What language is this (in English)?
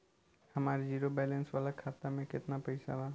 Bhojpuri